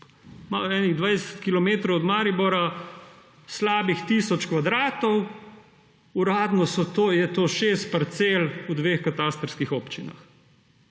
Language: Slovenian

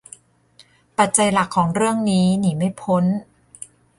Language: Thai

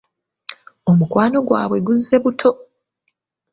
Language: Ganda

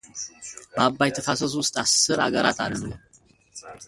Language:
Amharic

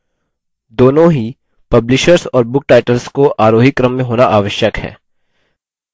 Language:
Hindi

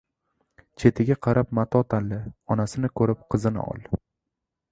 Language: Uzbek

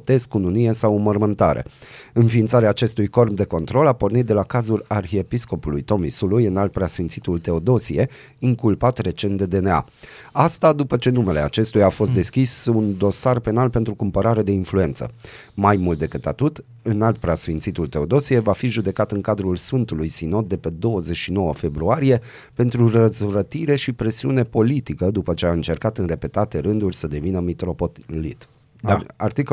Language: Romanian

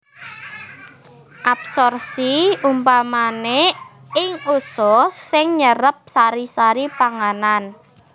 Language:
Javanese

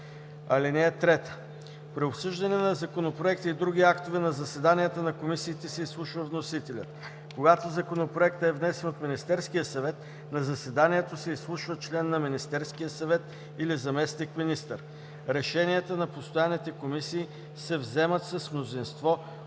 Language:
Bulgarian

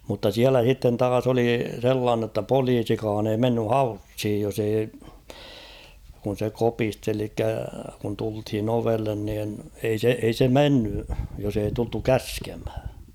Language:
Finnish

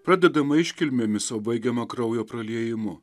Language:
Lithuanian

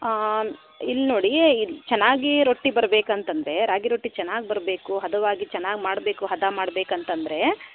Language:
Kannada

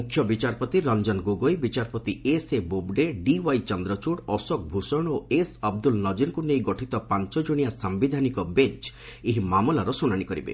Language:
Odia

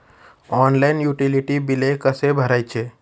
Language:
Marathi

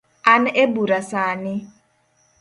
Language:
Luo (Kenya and Tanzania)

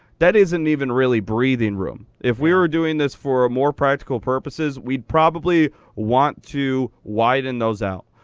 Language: English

